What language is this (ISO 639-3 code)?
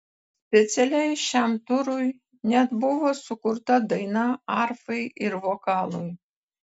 lit